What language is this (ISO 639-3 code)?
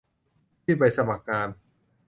tha